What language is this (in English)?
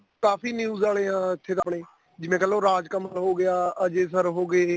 Punjabi